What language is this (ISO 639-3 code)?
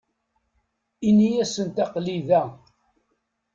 kab